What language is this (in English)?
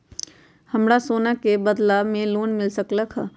Magahi